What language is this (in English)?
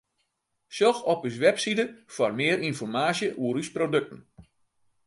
Western Frisian